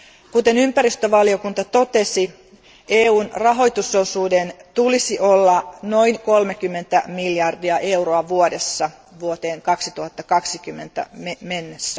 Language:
Finnish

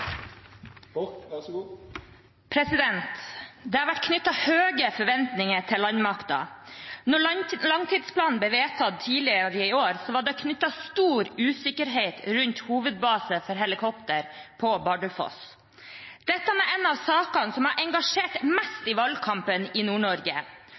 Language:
Norwegian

